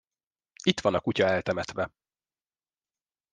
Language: Hungarian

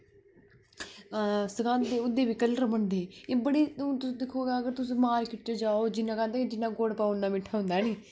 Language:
Dogri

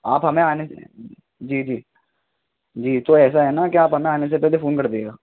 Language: Urdu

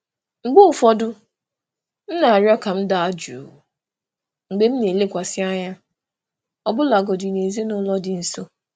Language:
Igbo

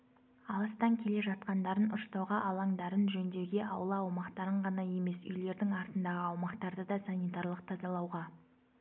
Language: Kazakh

